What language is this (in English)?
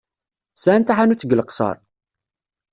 Kabyle